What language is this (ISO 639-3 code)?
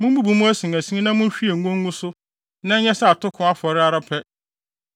aka